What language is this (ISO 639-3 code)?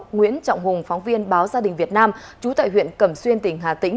vie